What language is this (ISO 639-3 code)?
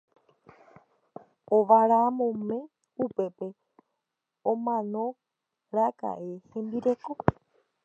grn